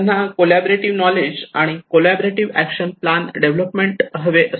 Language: Marathi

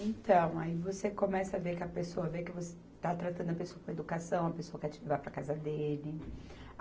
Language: Portuguese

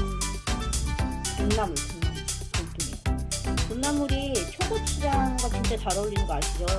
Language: Korean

